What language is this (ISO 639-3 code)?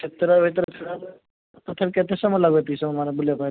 ori